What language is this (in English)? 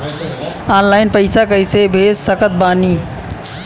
Bhojpuri